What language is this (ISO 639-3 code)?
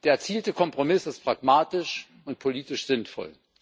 deu